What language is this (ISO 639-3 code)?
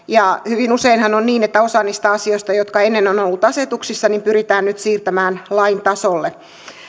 fin